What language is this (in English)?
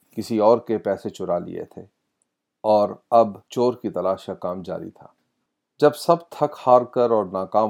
Urdu